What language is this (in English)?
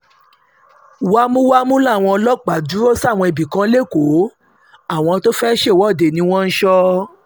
Yoruba